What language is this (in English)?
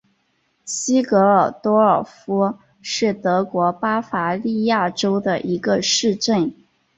Chinese